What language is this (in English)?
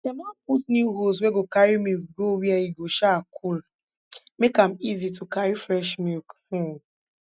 Nigerian Pidgin